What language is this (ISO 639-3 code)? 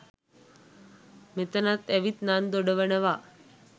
sin